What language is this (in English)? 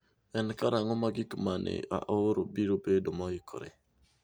Luo (Kenya and Tanzania)